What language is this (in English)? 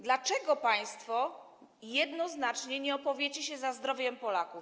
Polish